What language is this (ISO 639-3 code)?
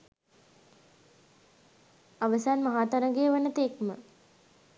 sin